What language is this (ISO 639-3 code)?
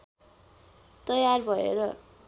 nep